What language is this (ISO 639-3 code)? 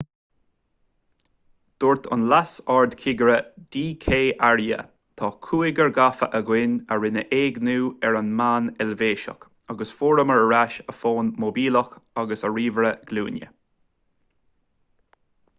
gle